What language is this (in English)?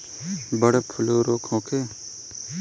Bhojpuri